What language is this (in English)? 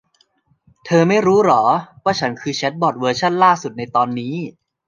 Thai